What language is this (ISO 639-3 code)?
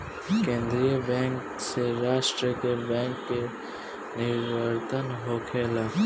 bho